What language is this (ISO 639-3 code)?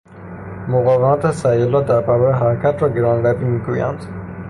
fas